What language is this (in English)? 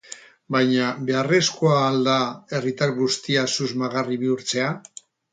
Basque